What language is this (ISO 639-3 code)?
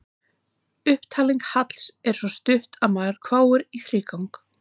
isl